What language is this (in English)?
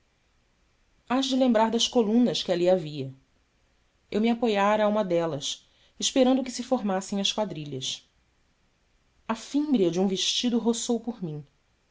Portuguese